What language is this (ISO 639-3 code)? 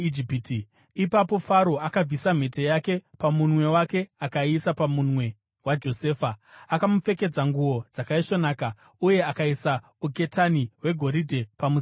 sna